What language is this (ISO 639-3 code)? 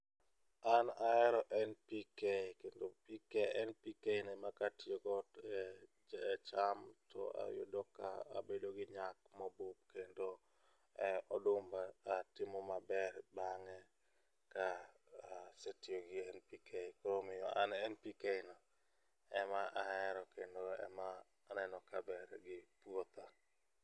luo